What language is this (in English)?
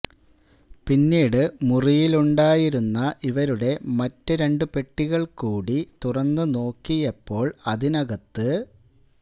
Malayalam